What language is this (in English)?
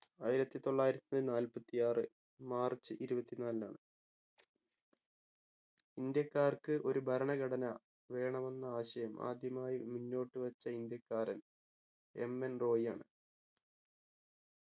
Malayalam